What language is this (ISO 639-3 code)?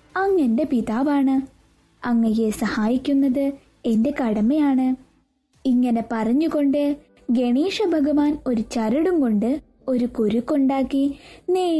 mal